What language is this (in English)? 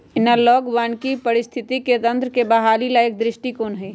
Magahi